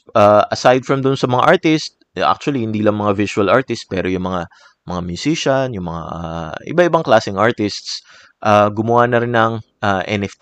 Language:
Filipino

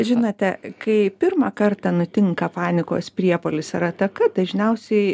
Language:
Lithuanian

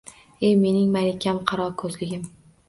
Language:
Uzbek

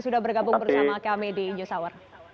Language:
Indonesian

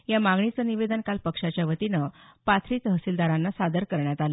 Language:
Marathi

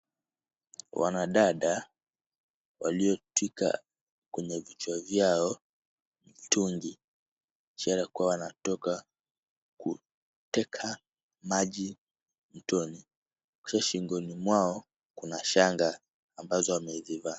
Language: Swahili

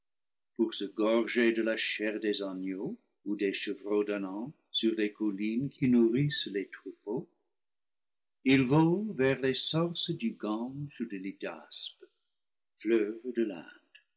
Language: French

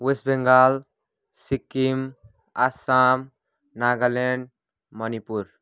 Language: Nepali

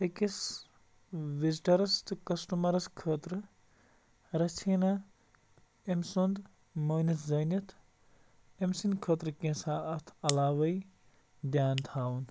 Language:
Kashmiri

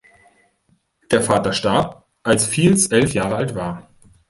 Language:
German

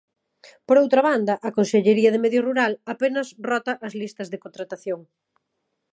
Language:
Galician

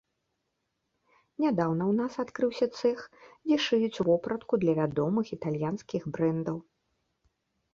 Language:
Belarusian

